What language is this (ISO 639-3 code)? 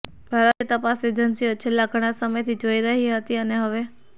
guj